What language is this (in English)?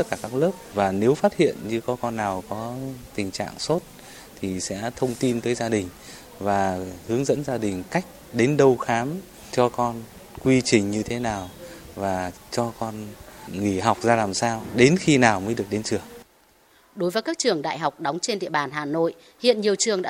Vietnamese